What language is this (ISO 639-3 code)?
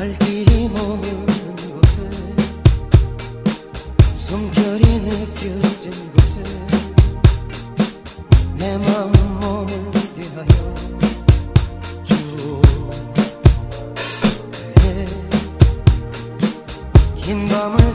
tur